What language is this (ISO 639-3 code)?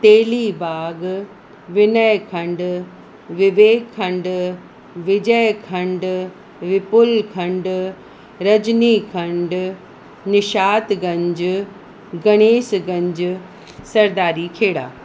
snd